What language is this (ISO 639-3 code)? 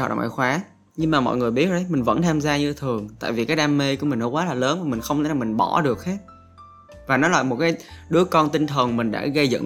vie